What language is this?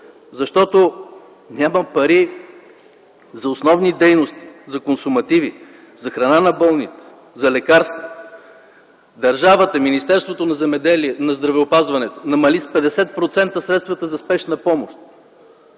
Bulgarian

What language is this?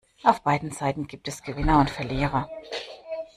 German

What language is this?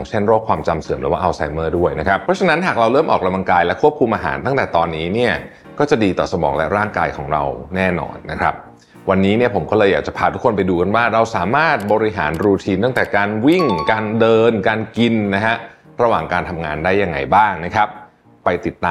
Thai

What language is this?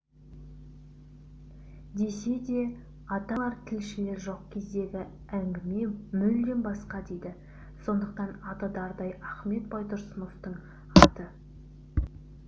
Kazakh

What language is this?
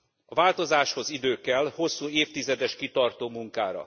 Hungarian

